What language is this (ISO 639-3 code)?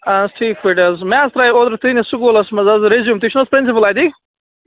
kas